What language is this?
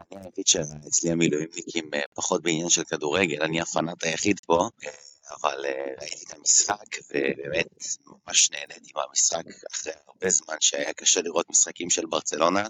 Hebrew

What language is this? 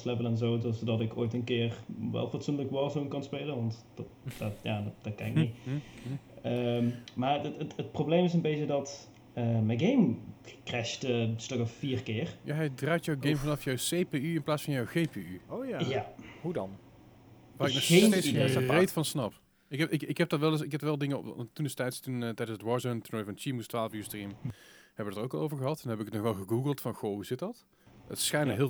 Dutch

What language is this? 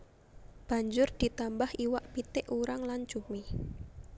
Javanese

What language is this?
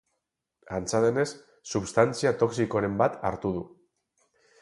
Basque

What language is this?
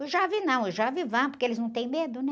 Portuguese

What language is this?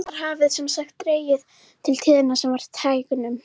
Icelandic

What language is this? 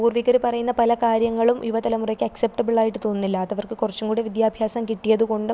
Malayalam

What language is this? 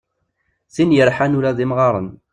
Kabyle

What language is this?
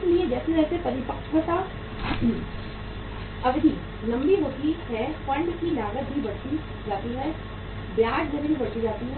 Hindi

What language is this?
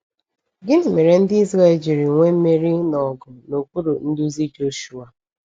Igbo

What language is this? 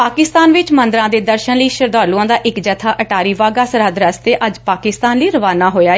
Punjabi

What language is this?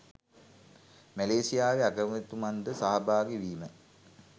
Sinhala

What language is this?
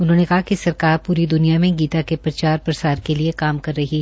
Hindi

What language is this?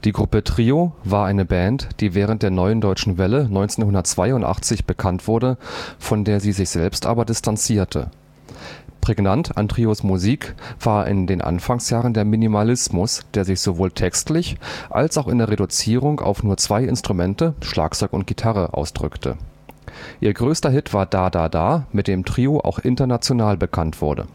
German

